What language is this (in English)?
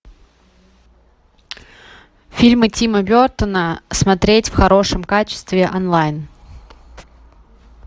Russian